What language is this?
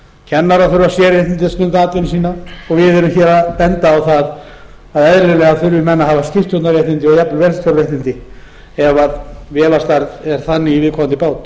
Icelandic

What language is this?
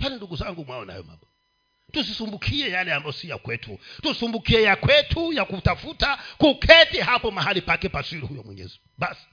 Swahili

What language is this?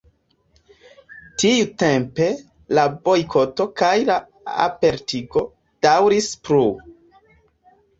Esperanto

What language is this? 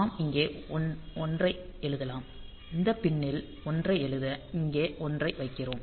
Tamil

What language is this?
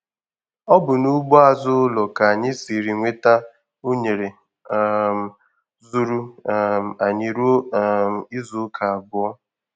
Igbo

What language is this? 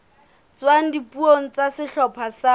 Southern Sotho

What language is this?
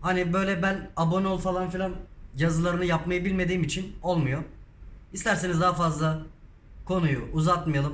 Turkish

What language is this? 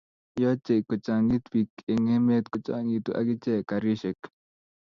Kalenjin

